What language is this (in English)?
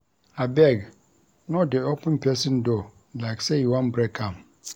Nigerian Pidgin